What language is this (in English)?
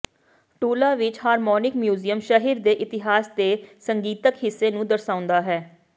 Punjabi